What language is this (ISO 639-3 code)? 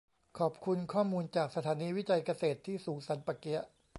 tha